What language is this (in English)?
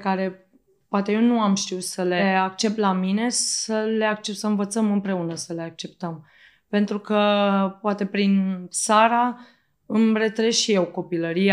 Romanian